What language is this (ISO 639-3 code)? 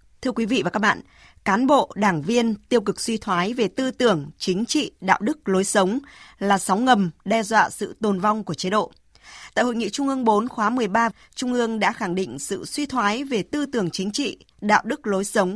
vie